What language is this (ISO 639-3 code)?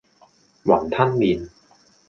yue